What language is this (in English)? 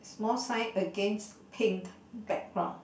English